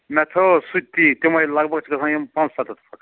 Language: Kashmiri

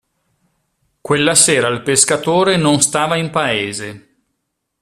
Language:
Italian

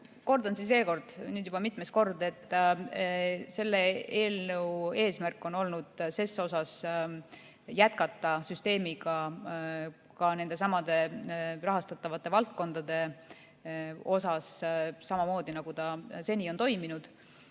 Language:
Estonian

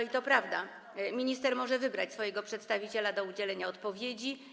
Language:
Polish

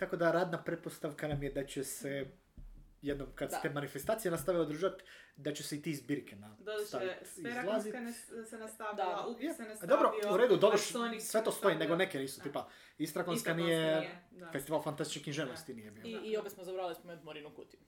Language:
Croatian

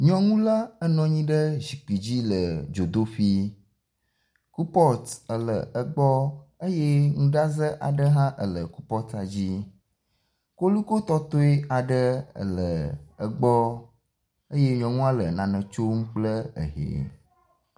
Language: Ewe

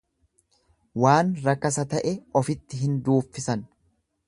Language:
Oromo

